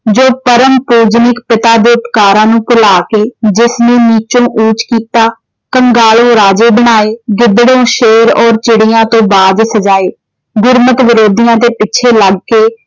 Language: Punjabi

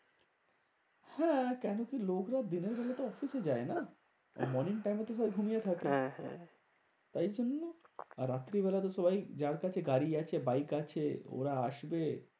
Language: Bangla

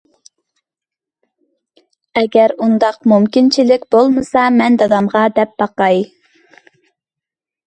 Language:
Uyghur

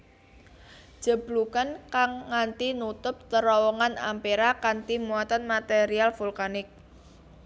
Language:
Javanese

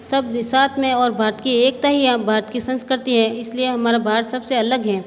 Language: Hindi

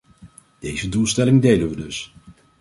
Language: Dutch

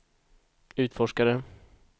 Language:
Swedish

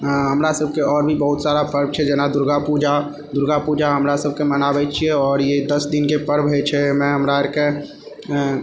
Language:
Maithili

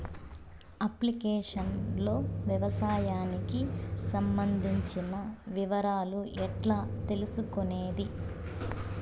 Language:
Telugu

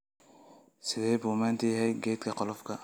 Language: Somali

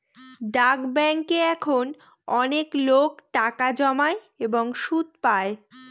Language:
Bangla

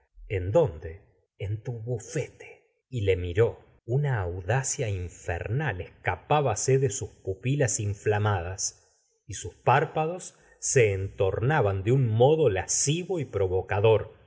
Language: Spanish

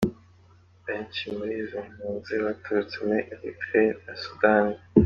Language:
Kinyarwanda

